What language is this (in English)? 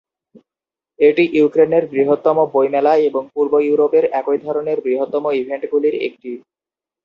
Bangla